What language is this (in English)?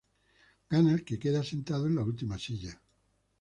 Spanish